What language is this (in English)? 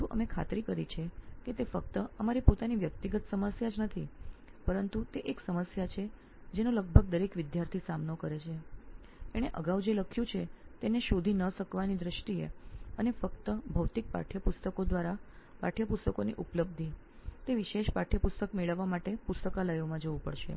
Gujarati